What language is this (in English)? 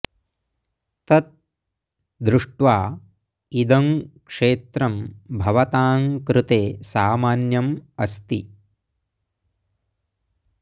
Sanskrit